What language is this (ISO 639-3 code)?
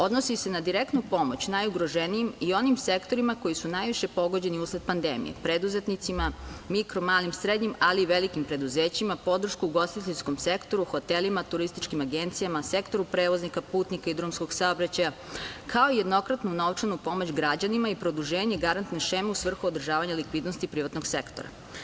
srp